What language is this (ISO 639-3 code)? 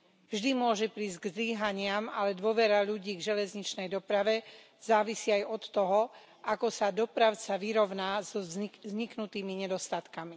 slk